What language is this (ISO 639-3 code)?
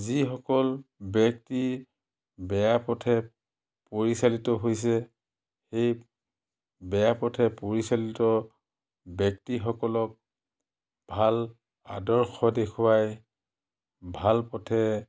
asm